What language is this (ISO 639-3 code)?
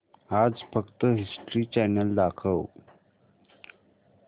mar